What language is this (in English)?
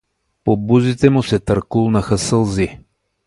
Bulgarian